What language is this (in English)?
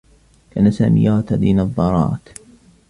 Arabic